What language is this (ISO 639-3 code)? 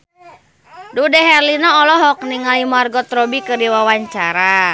sun